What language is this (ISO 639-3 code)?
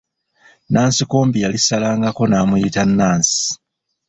lug